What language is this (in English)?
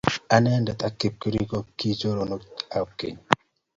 Kalenjin